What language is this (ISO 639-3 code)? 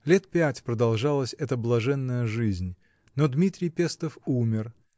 rus